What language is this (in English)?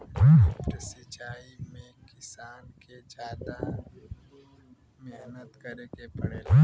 Bhojpuri